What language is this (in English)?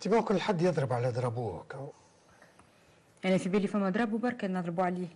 Arabic